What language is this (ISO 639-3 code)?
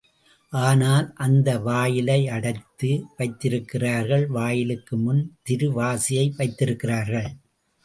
tam